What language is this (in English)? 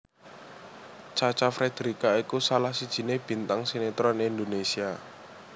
Javanese